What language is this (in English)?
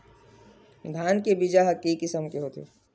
Chhattisgarhi